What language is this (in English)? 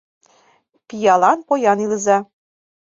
Mari